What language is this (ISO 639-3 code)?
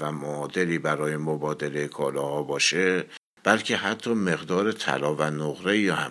fas